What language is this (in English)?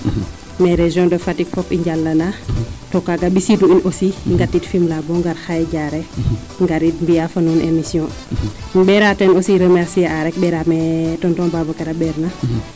Serer